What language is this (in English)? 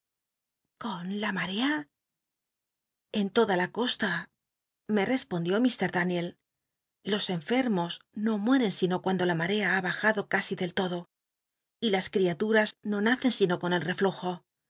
Spanish